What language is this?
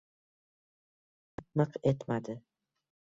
Uzbek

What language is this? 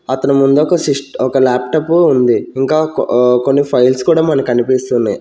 Telugu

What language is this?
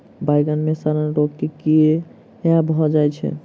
Maithili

